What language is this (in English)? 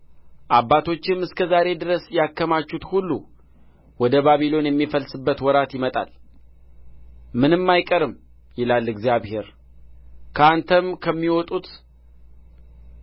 Amharic